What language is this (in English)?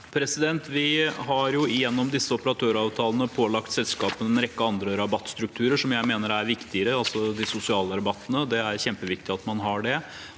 Norwegian